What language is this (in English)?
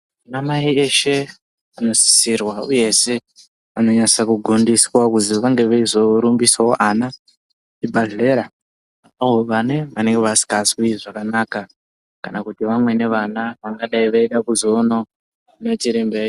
Ndau